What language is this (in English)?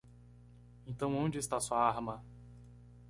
Portuguese